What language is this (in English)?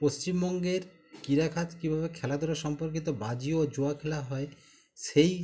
Bangla